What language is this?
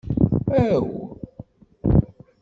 Kabyle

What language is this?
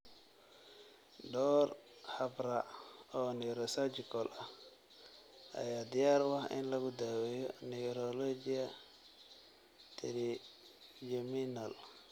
Somali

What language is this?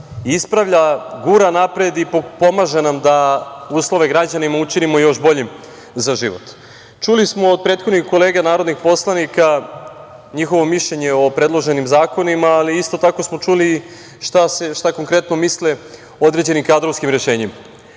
Serbian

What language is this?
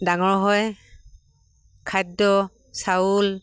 Assamese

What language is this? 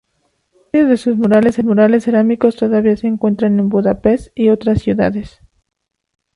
Spanish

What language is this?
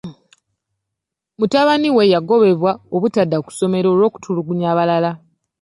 Ganda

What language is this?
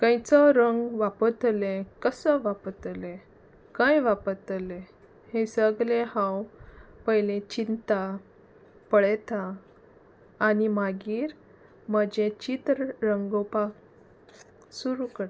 Konkani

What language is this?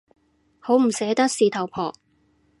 Cantonese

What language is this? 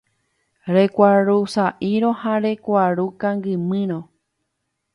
Guarani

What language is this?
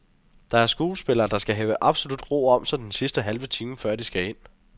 Danish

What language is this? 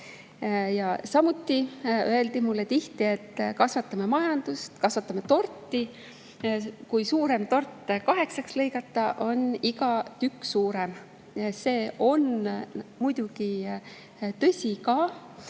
Estonian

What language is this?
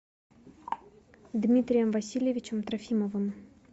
Russian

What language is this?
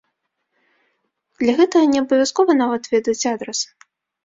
Belarusian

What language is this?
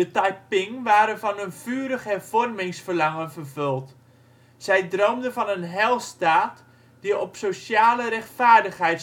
Dutch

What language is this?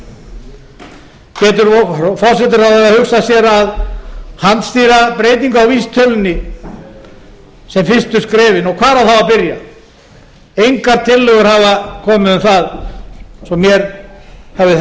Icelandic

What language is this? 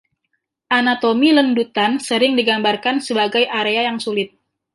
Indonesian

